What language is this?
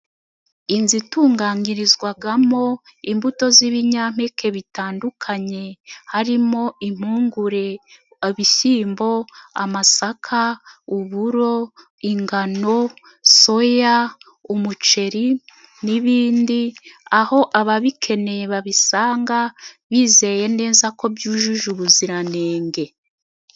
Kinyarwanda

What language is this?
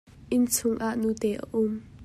Hakha Chin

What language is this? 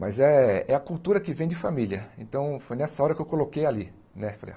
Portuguese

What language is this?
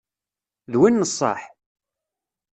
Kabyle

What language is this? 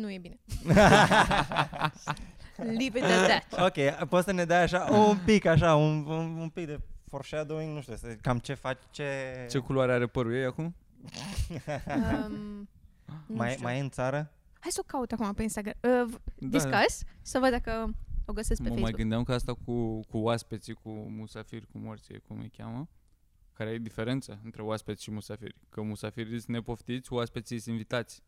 Romanian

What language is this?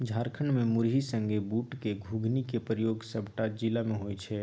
Maithili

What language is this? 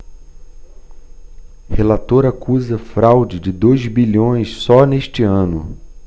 Portuguese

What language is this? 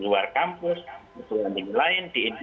Indonesian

